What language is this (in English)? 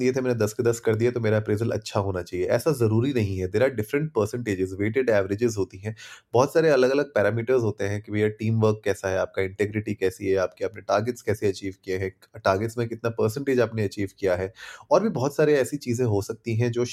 Hindi